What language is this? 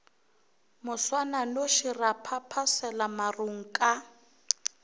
Northern Sotho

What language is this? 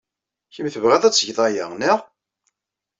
Kabyle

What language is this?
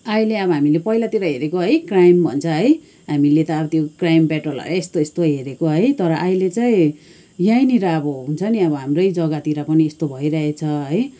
Nepali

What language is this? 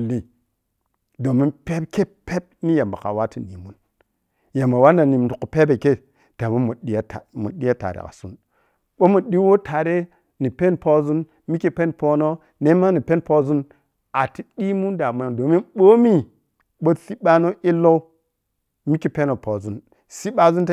Piya-Kwonci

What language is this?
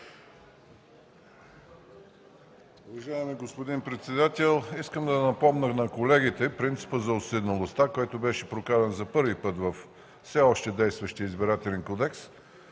Bulgarian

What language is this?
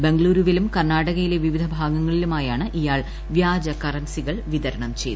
Malayalam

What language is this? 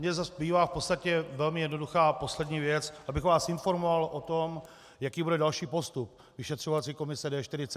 Czech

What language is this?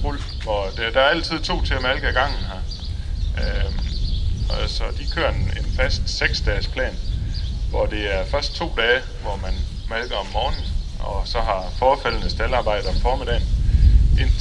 Danish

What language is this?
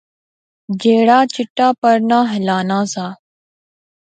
Pahari-Potwari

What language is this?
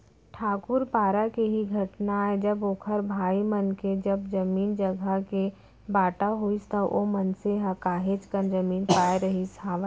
Chhattisgarhi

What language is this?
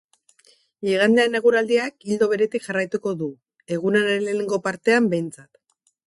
Basque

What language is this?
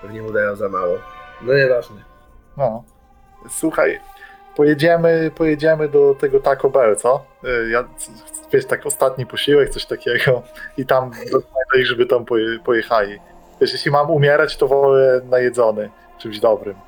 Polish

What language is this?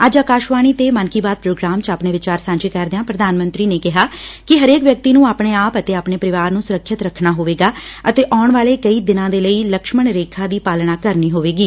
Punjabi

